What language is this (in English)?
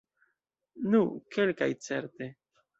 Esperanto